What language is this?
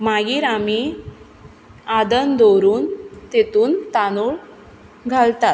Konkani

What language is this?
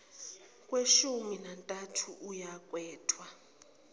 Zulu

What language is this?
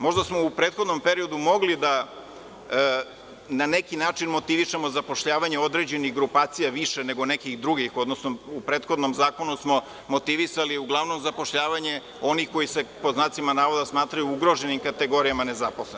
Serbian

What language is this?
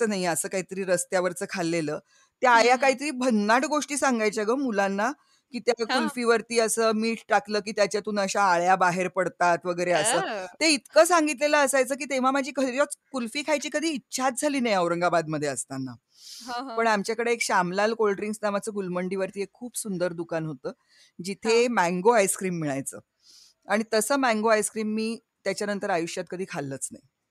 Marathi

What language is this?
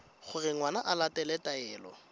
Tswana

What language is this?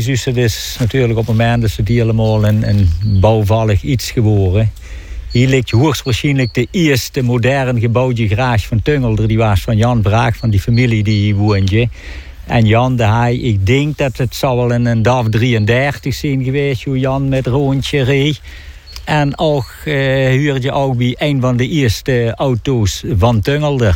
Dutch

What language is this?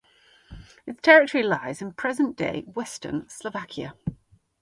English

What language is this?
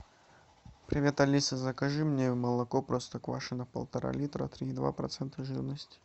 Russian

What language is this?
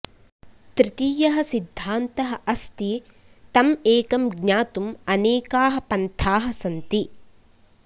Sanskrit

